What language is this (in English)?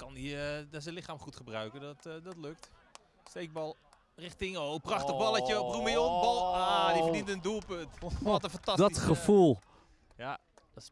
Dutch